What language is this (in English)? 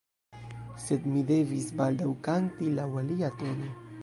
Esperanto